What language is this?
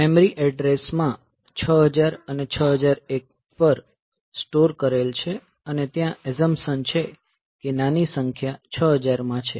Gujarati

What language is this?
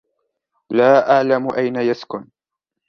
Arabic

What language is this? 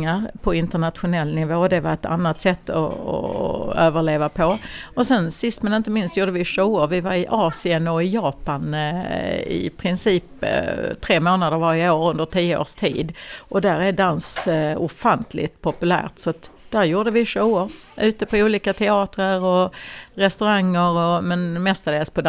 Swedish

